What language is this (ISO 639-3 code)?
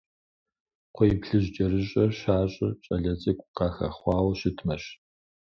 kbd